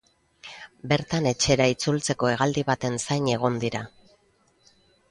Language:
Basque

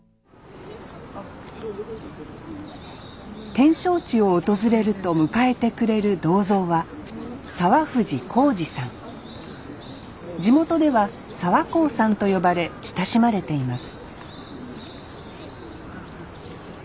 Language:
Japanese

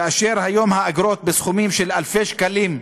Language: Hebrew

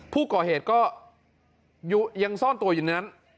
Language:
Thai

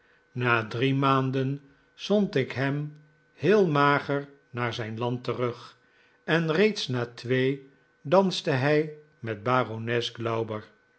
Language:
Dutch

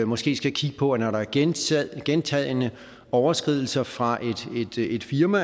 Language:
Danish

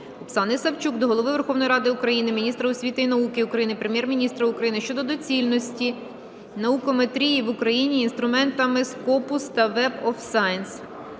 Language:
Ukrainian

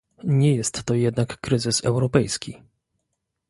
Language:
Polish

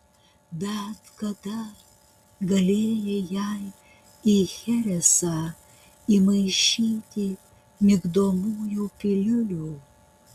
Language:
Lithuanian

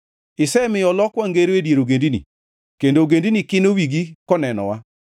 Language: Luo (Kenya and Tanzania)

